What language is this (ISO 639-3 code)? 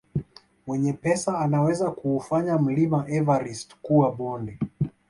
swa